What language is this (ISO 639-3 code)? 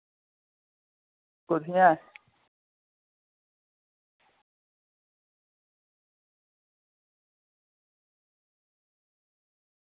doi